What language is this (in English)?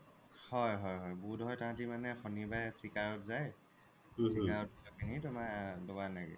Assamese